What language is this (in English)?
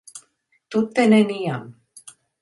Esperanto